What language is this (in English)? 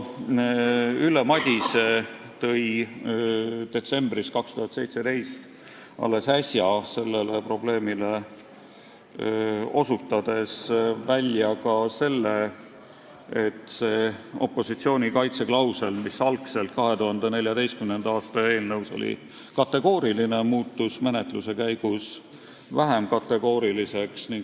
Estonian